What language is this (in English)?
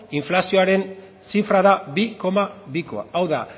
Basque